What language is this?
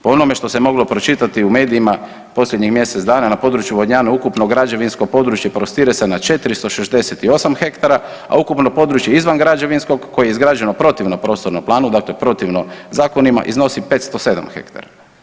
Croatian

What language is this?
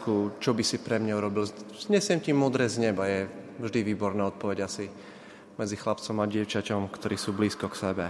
Slovak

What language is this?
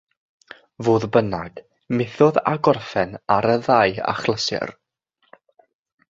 Welsh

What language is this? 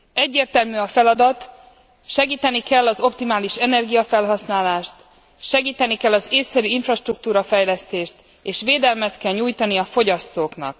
Hungarian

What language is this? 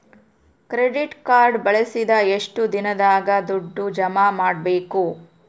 Kannada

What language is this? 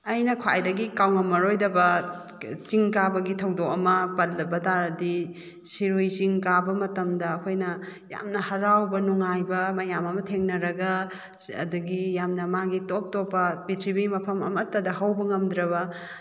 Manipuri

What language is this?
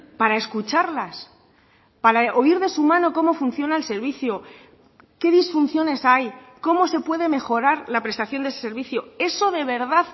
Spanish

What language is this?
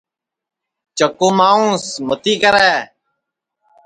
Sansi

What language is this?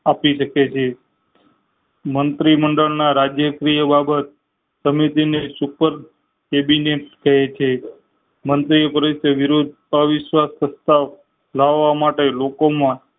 Gujarati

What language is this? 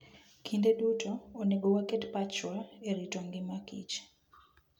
Luo (Kenya and Tanzania)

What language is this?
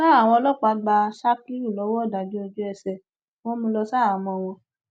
Yoruba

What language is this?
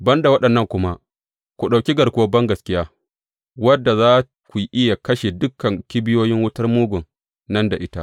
Hausa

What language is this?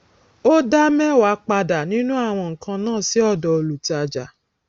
Yoruba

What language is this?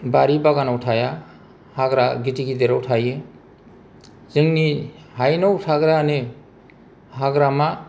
Bodo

